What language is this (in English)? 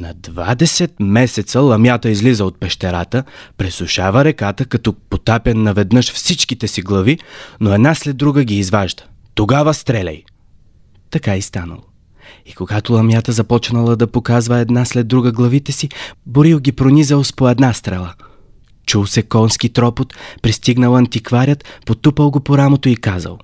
Bulgarian